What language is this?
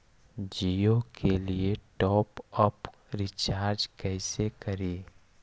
Magahi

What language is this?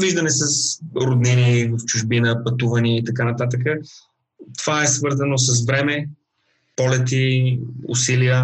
Bulgarian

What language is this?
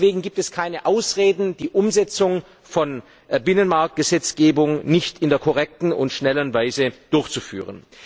German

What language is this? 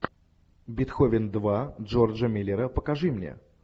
Russian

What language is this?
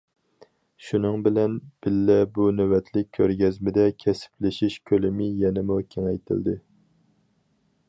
Uyghur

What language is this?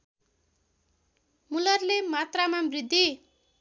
Nepali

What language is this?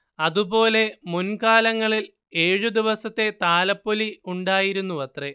Malayalam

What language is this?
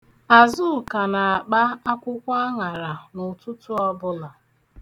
Igbo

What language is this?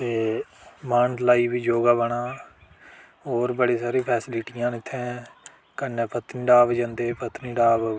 Dogri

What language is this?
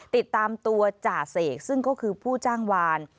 Thai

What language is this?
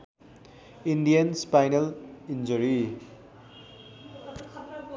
Nepali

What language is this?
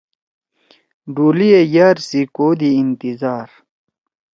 Torwali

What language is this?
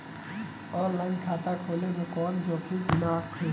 Bhojpuri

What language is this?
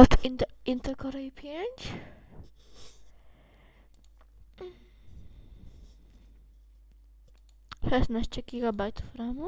Polish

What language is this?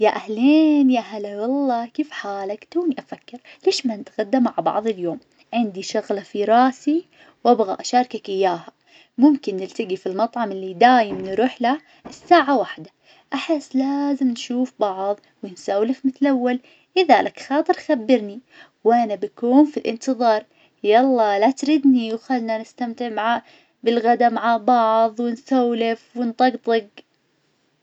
Najdi Arabic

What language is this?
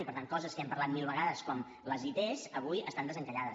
Catalan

